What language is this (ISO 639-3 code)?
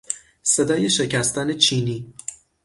fas